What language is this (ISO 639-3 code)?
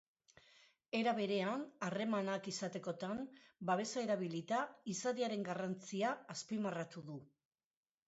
eus